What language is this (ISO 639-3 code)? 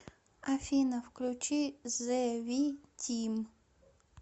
rus